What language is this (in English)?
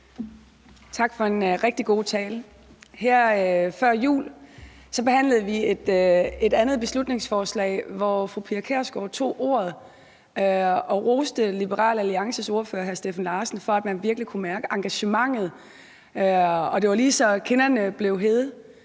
Danish